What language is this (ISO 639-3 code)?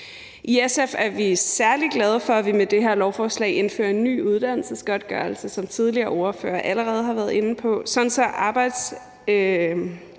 dan